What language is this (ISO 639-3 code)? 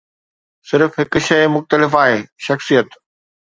snd